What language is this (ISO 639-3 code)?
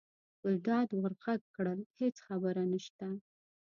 pus